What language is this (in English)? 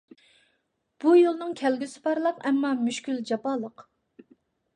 Uyghur